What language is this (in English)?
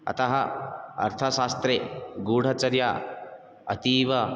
Sanskrit